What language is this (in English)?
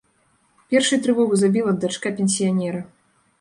Belarusian